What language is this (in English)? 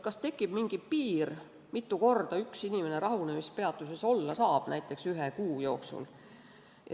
Estonian